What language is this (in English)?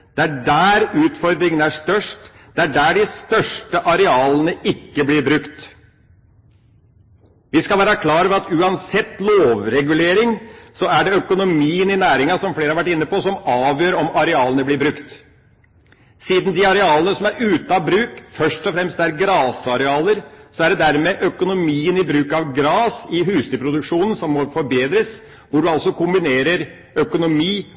Norwegian Bokmål